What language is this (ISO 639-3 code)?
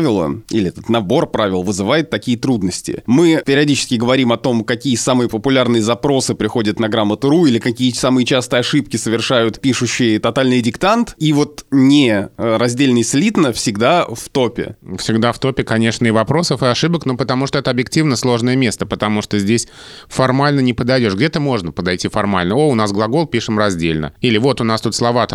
rus